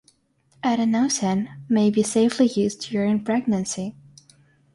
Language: English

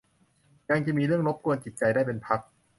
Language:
Thai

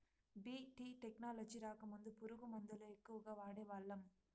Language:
Telugu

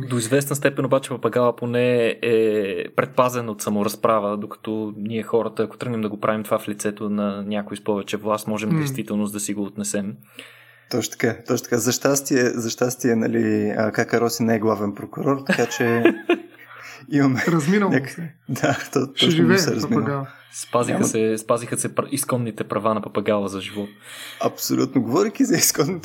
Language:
Bulgarian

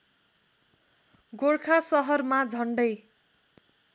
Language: Nepali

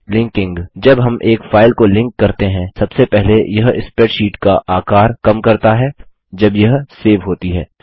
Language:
Hindi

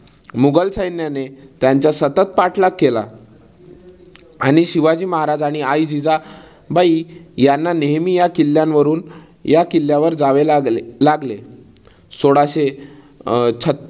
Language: Marathi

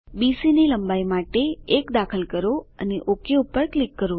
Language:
Gujarati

